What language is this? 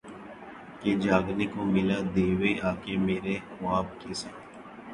Urdu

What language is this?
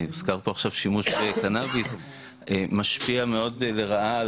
Hebrew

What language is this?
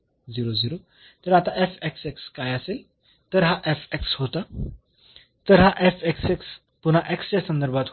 Marathi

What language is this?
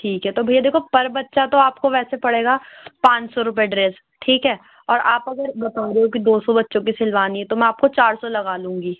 Urdu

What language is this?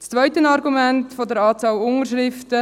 Swiss German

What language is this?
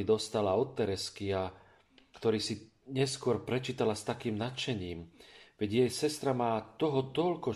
Slovak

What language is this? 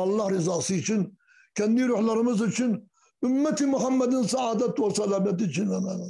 Turkish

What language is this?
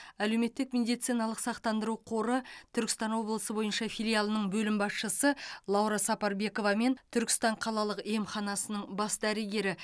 Kazakh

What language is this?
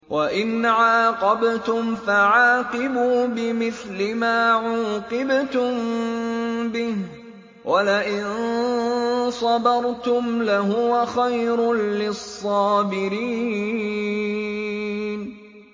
Arabic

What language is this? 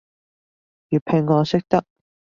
Cantonese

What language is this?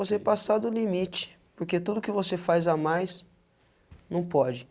Portuguese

